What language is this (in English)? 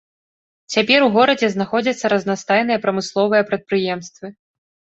Belarusian